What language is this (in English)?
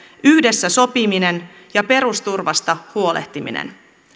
Finnish